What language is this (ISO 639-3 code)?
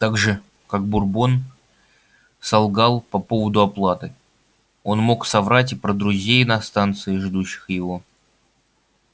rus